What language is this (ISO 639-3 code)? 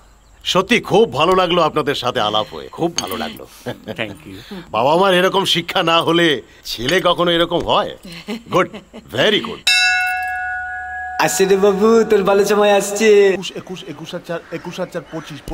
ben